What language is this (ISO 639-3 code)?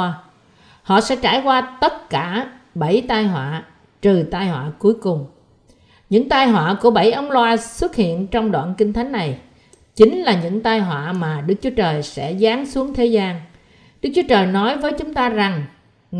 vie